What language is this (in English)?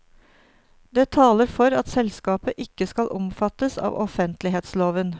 Norwegian